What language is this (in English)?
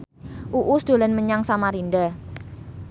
Javanese